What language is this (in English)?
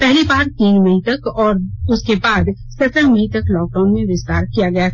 Hindi